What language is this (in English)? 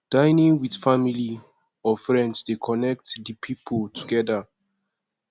Nigerian Pidgin